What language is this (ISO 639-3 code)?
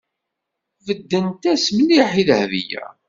kab